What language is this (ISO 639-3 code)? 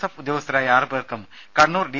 mal